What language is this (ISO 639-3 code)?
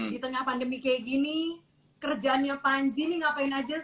ind